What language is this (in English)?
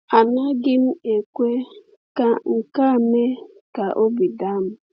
Igbo